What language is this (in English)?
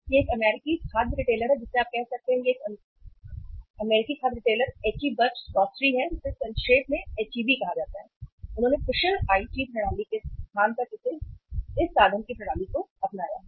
Hindi